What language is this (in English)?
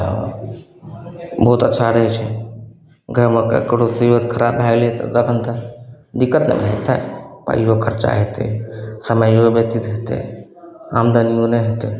Maithili